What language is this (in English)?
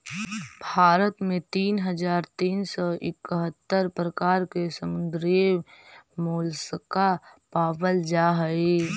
Magahi